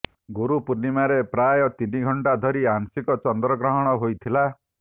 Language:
Odia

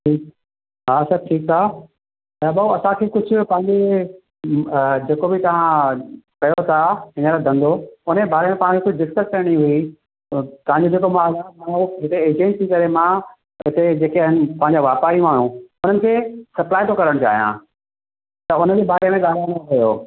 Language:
Sindhi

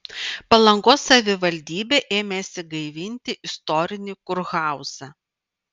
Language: Lithuanian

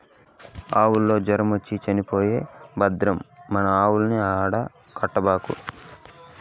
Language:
Telugu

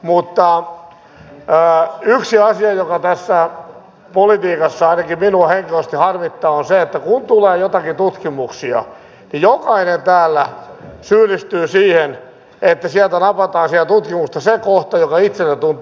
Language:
Finnish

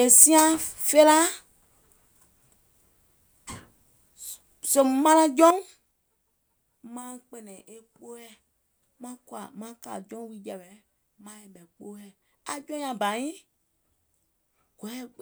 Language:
Gola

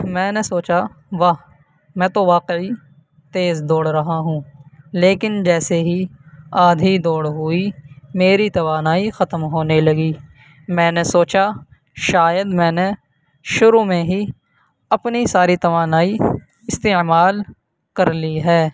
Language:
Urdu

